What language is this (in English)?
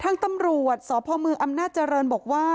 Thai